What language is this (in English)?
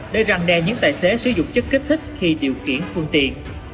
Vietnamese